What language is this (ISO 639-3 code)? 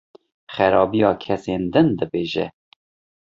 kur